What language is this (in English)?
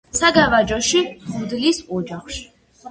Georgian